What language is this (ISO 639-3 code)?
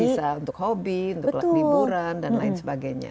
ind